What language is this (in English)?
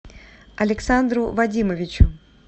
Russian